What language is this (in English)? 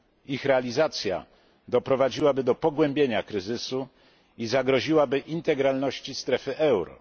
Polish